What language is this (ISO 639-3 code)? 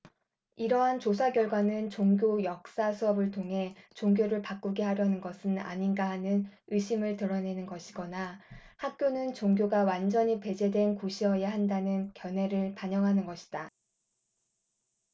kor